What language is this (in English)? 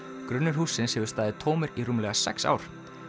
Icelandic